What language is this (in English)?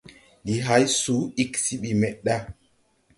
Tupuri